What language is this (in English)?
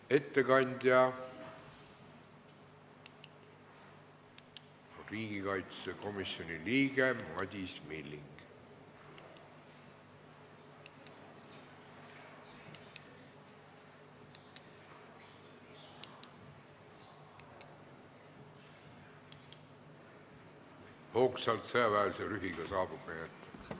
Estonian